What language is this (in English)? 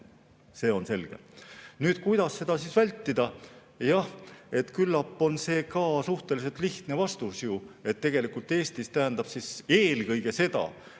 Estonian